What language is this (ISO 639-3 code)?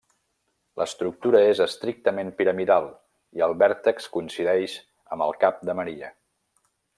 cat